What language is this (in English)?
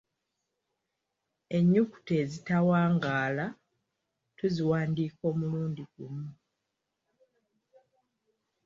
Ganda